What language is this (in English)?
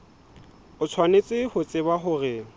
Southern Sotho